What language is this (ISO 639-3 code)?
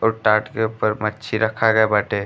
bho